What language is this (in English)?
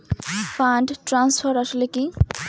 Bangla